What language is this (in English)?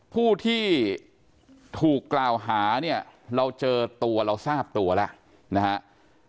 Thai